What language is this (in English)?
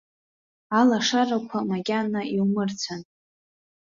Abkhazian